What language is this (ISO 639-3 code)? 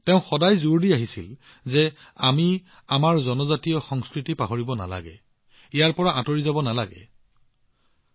asm